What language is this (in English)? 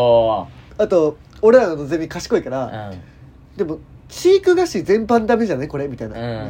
Japanese